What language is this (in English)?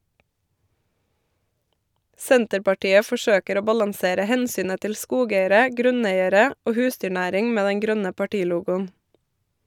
Norwegian